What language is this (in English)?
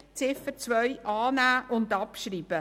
Swiss German